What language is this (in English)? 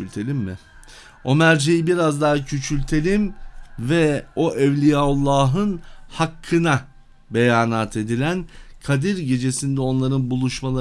Turkish